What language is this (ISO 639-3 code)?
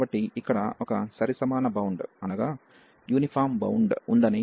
tel